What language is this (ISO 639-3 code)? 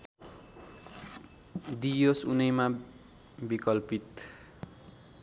nep